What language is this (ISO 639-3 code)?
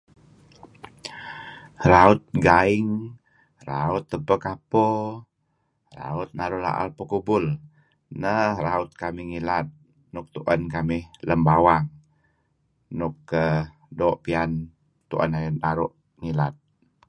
kzi